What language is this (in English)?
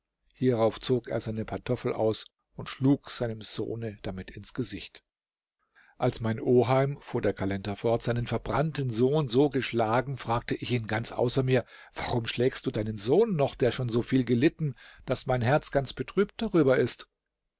German